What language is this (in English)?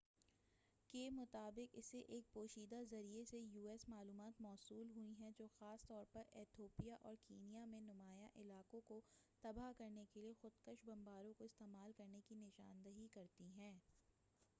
Urdu